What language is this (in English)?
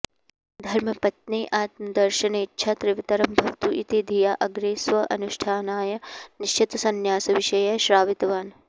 Sanskrit